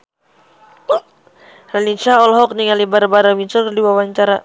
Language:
Sundanese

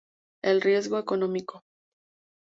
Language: Spanish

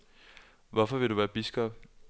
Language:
Danish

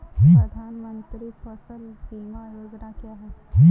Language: Hindi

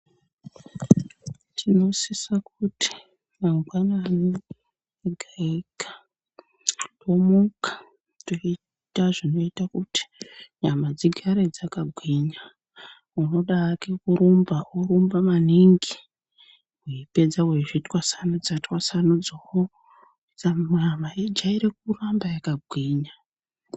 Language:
Ndau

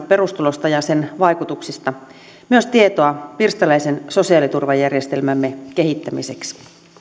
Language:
Finnish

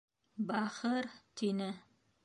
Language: Bashkir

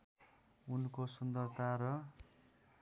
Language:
Nepali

